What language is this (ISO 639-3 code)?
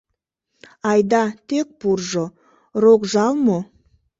chm